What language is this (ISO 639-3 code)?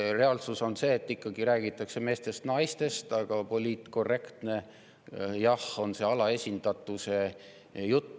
est